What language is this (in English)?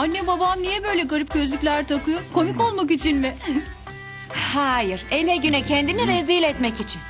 Turkish